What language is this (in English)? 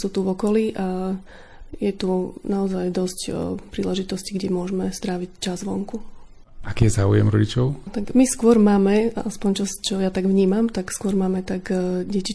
Slovak